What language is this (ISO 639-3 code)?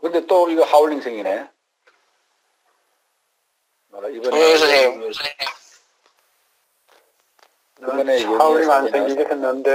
kor